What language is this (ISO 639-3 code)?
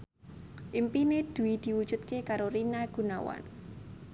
jav